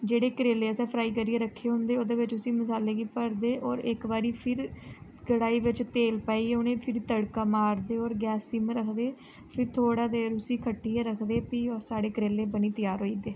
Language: Dogri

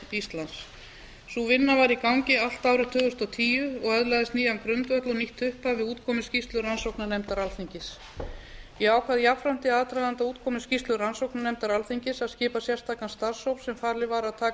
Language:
Icelandic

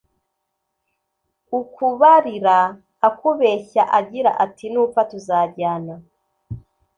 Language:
Kinyarwanda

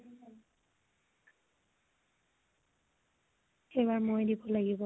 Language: Assamese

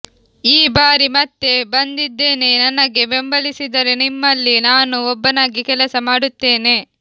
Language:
Kannada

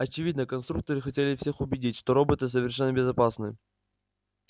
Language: Russian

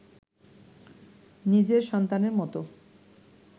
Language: Bangla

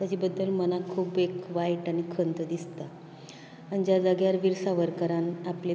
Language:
Konkani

